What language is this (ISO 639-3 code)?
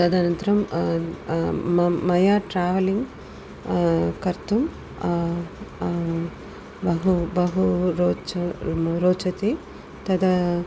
san